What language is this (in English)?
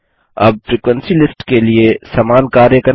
Hindi